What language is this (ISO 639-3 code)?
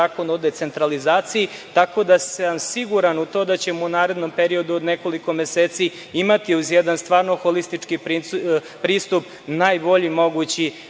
srp